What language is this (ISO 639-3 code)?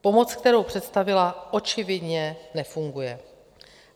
ces